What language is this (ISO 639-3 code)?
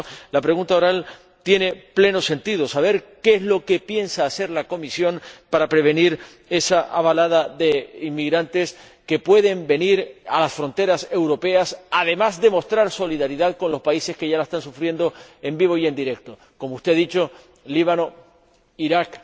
spa